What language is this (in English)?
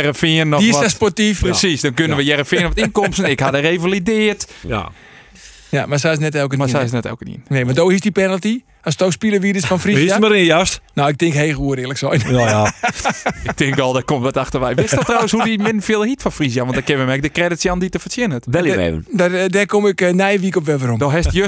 Dutch